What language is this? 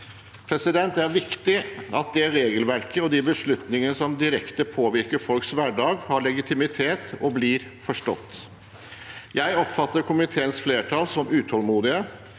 Norwegian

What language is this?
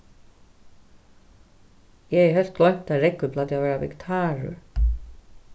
Faroese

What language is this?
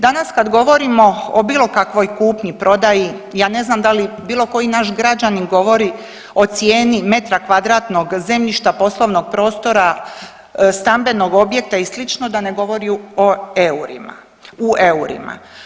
Croatian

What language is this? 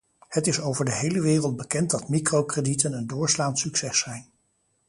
Dutch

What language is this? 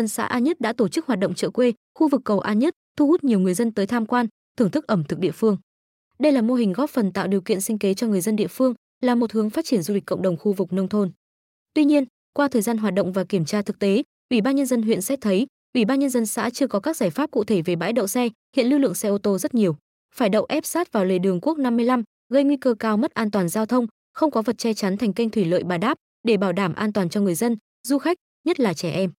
Vietnamese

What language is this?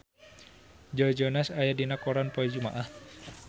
Sundanese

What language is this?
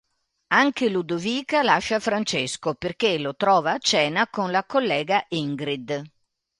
Italian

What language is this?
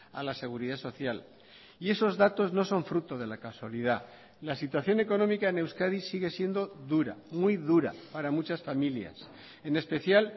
Spanish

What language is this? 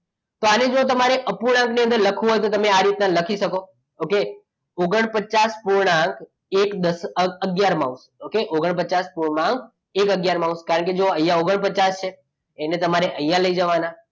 Gujarati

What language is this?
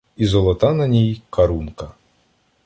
Ukrainian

